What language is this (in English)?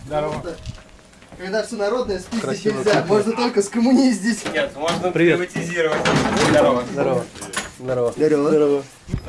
Russian